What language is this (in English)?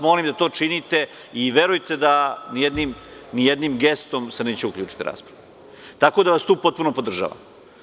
Serbian